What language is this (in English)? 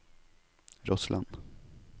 Norwegian